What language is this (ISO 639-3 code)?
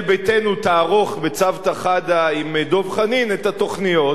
heb